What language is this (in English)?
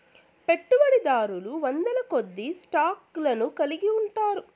Telugu